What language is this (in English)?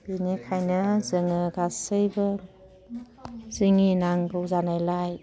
Bodo